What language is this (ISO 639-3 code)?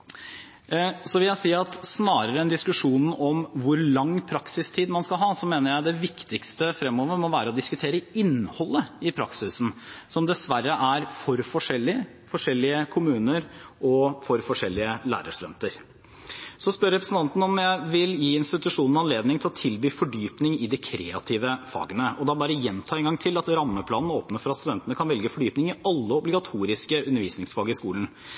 nob